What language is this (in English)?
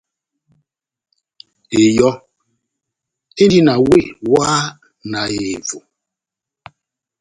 Batanga